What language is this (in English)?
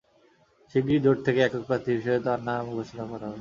Bangla